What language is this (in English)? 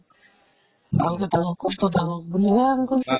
Assamese